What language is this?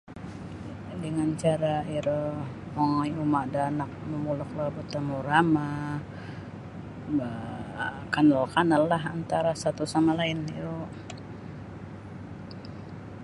Sabah Bisaya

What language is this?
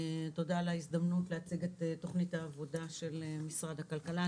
Hebrew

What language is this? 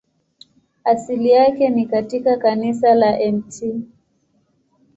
Swahili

